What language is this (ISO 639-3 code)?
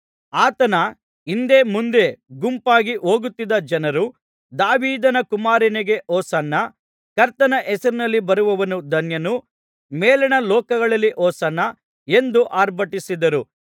kan